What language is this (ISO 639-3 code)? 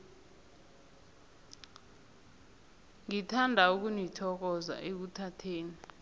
nbl